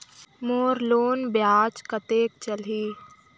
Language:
Chhattisgarhi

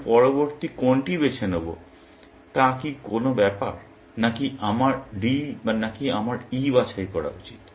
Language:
Bangla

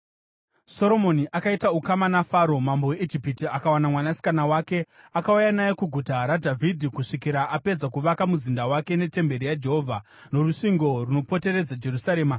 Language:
Shona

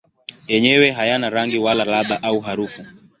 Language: Swahili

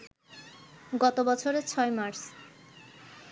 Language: Bangla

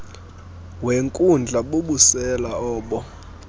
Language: Xhosa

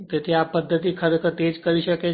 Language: Gujarati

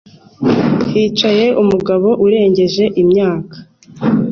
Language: Kinyarwanda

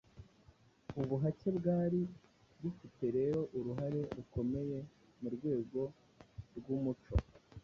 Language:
Kinyarwanda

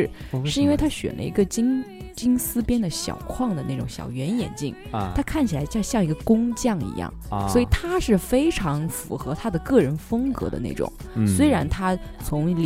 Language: Chinese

